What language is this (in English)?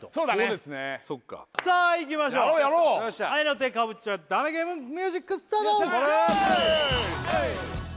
Japanese